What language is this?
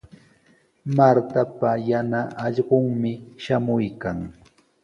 Sihuas Ancash Quechua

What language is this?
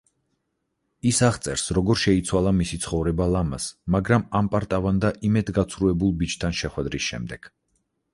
Georgian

